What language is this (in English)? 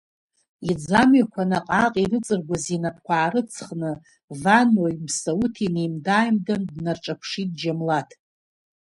Abkhazian